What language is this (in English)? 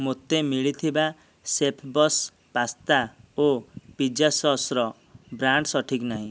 Odia